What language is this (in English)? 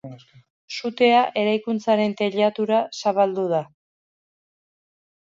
Basque